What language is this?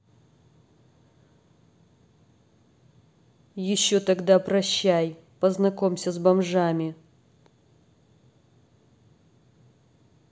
Russian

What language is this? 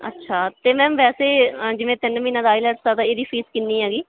Punjabi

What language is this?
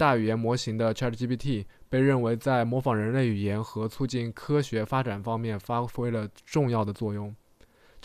Chinese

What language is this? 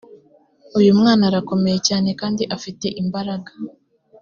Kinyarwanda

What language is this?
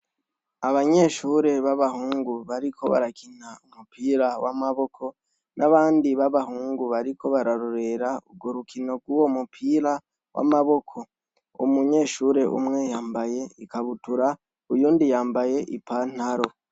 Rundi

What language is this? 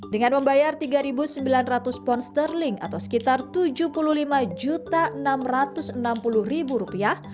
Indonesian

